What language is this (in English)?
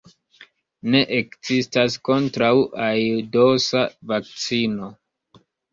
Esperanto